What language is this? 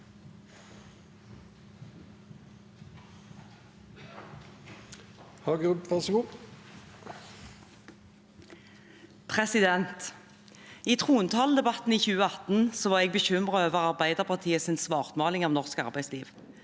Norwegian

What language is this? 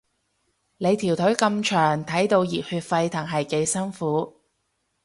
Cantonese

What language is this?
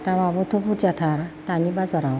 Bodo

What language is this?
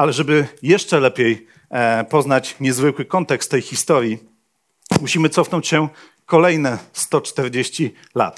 Polish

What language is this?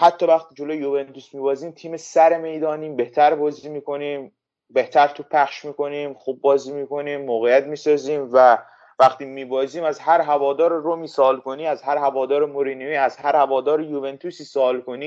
Persian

